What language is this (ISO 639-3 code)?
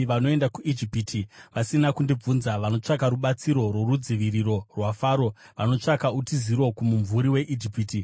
sna